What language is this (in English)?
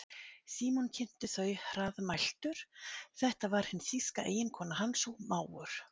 Icelandic